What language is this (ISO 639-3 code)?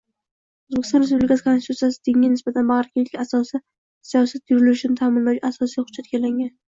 uzb